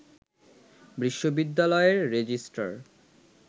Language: Bangla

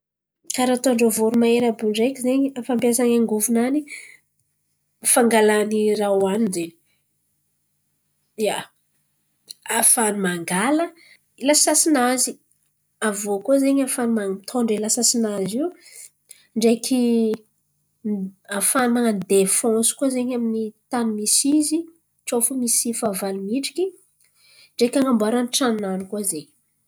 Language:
Antankarana Malagasy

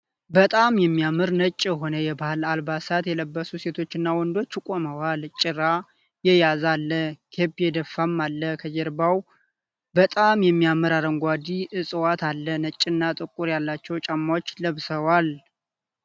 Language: Amharic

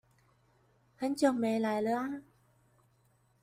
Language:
Chinese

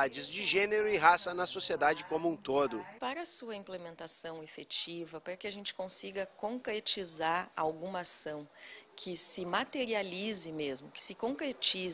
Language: Portuguese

